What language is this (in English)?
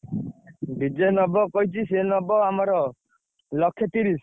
Odia